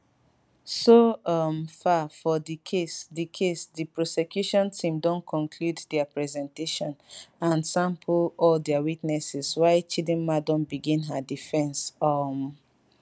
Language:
Nigerian Pidgin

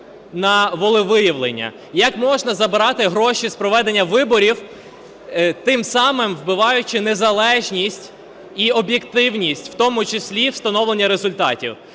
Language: Ukrainian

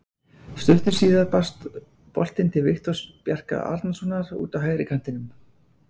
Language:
Icelandic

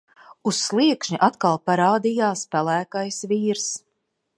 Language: Latvian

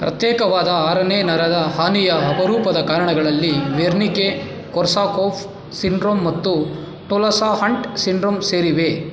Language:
Kannada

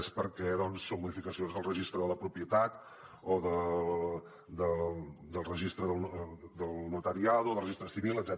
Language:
Catalan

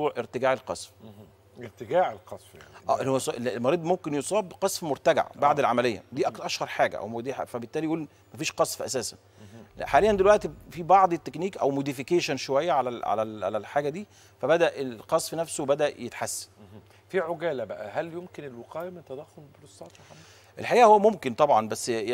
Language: Arabic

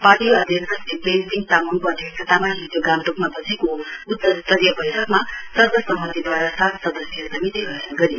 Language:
Nepali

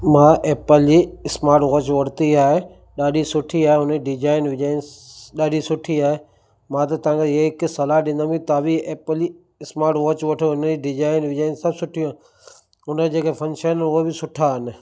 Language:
Sindhi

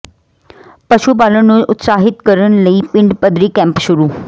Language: Punjabi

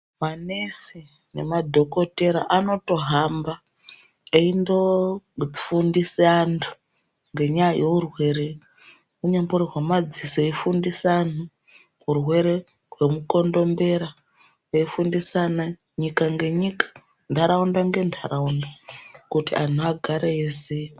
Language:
Ndau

